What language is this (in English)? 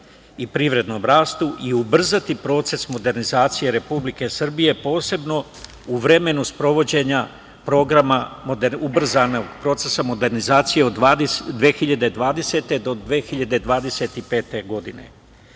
Serbian